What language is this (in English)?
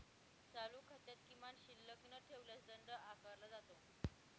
Marathi